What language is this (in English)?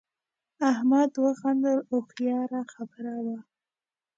Pashto